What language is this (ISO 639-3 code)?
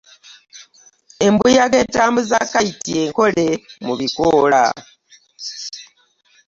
lug